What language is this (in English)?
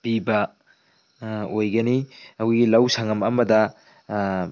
Manipuri